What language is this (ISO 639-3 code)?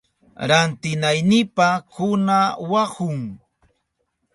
qup